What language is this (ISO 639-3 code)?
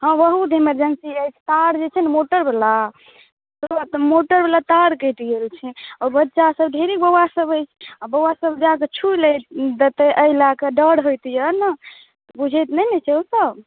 mai